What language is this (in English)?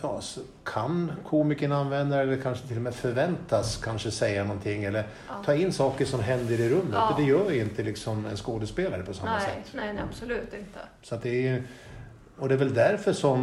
Swedish